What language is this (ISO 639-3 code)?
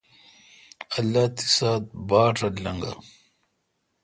xka